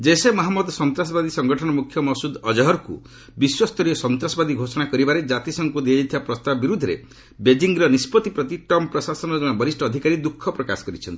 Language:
Odia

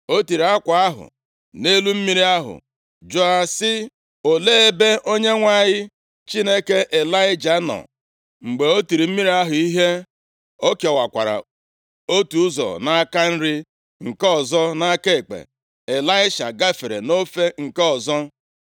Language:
Igbo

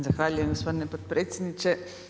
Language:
Croatian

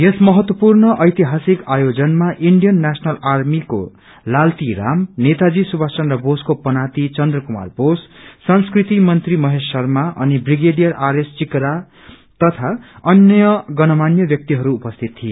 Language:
Nepali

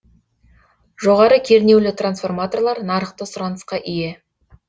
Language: Kazakh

